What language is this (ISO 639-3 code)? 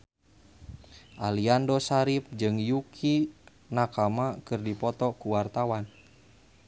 sun